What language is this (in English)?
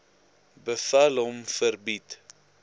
Afrikaans